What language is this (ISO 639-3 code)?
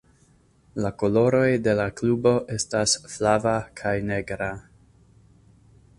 epo